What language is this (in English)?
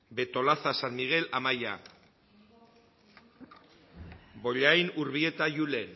Basque